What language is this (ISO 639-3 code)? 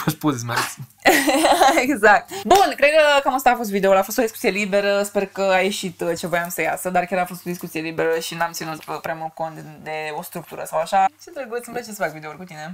ron